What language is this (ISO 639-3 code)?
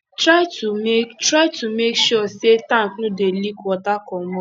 pcm